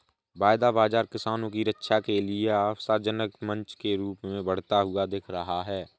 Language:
Hindi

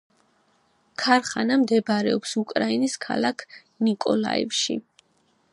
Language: Georgian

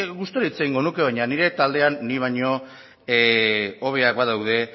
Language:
Basque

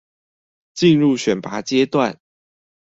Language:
Chinese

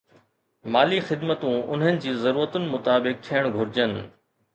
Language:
Sindhi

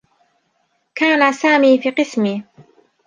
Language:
Arabic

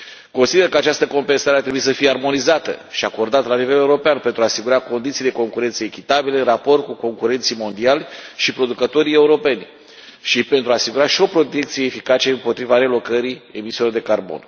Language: Romanian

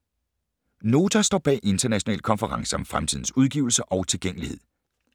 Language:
Danish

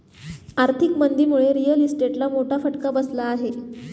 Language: Marathi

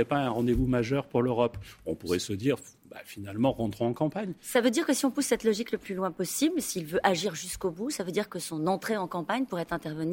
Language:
French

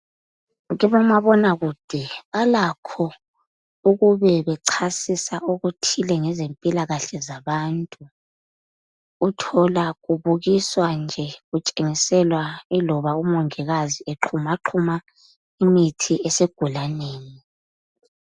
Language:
North Ndebele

